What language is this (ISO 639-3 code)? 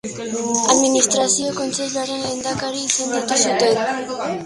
eus